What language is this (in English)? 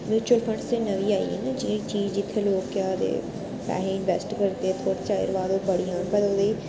Dogri